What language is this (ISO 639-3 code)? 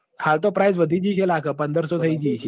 guj